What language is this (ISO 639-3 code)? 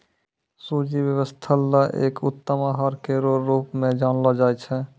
mai